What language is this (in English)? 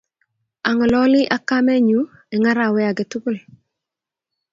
Kalenjin